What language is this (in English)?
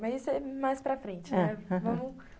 Portuguese